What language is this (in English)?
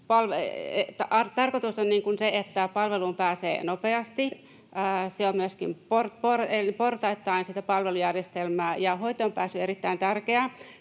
Finnish